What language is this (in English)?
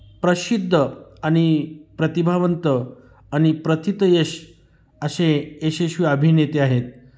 Marathi